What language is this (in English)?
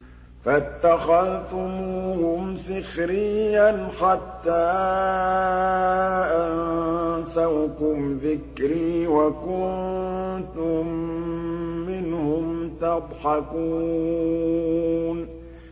Arabic